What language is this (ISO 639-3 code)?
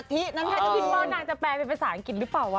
tha